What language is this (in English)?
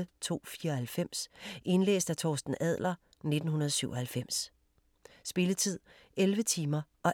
Danish